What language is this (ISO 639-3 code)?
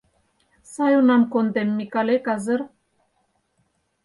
chm